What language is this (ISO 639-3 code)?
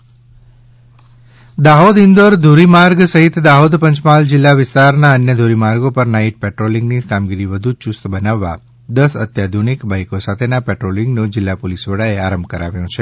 guj